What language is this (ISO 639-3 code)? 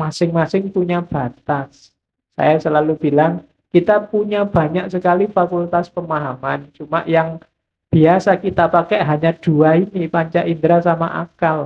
ind